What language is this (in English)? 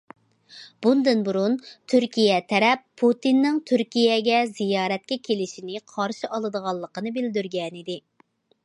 Uyghur